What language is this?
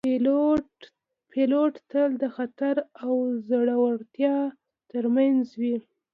Pashto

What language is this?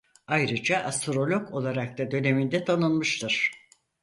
Turkish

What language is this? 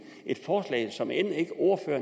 Danish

